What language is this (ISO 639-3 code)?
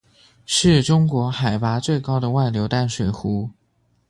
zho